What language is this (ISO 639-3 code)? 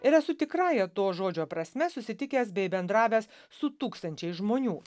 lit